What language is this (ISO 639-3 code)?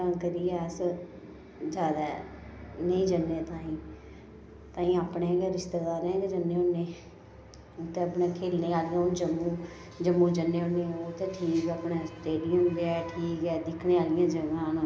doi